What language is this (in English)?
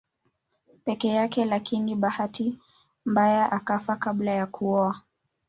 Swahili